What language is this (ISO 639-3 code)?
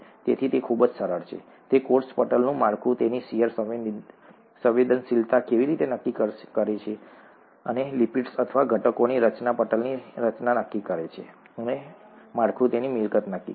guj